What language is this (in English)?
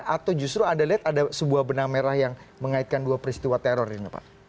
Indonesian